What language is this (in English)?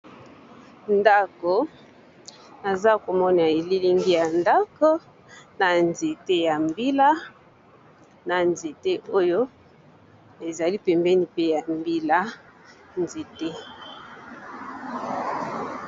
Lingala